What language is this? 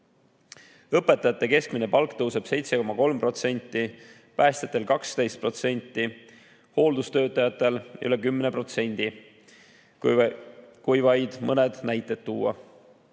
Estonian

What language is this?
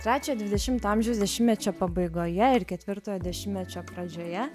Lithuanian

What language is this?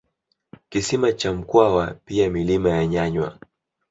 Swahili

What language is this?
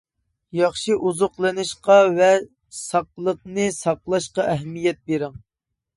Uyghur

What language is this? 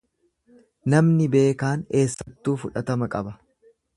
Oromo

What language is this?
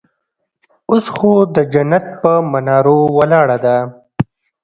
Pashto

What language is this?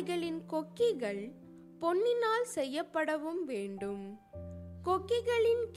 Tamil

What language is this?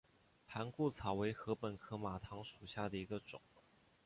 Chinese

